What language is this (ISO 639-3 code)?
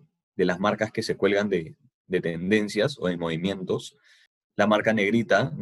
spa